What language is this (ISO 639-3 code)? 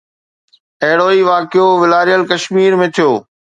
snd